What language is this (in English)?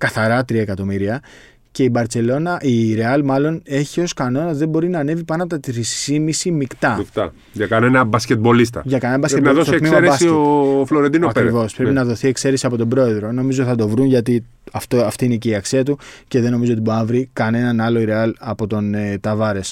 Greek